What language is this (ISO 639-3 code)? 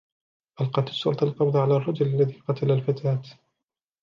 ara